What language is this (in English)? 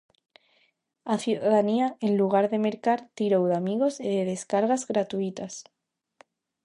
Galician